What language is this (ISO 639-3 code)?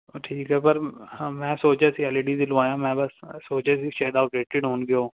pan